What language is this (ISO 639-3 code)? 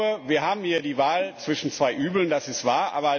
deu